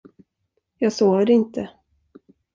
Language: Swedish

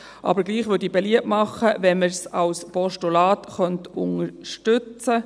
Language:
Swiss German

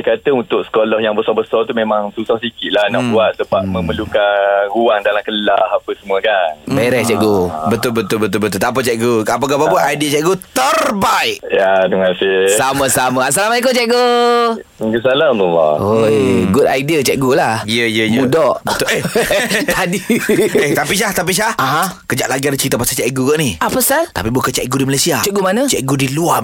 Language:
Malay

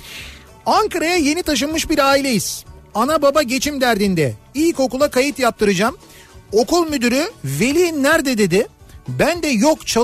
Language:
Turkish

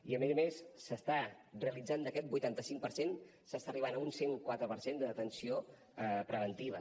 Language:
Catalan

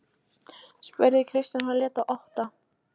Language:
Icelandic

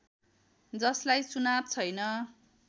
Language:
Nepali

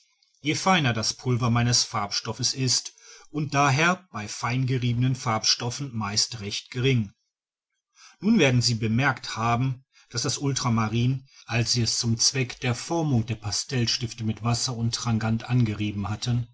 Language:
German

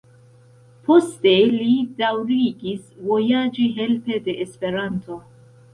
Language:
Esperanto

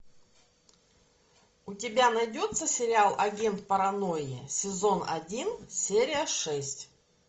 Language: Russian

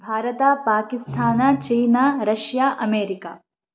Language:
Sanskrit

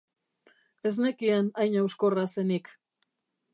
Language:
Basque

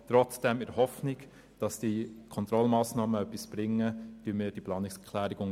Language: Swiss German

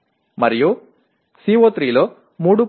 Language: Telugu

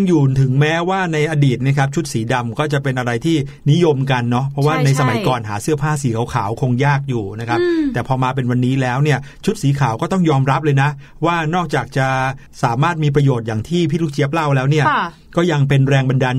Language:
Thai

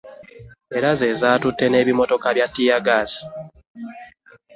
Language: Ganda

